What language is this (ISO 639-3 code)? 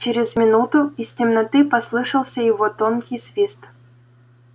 rus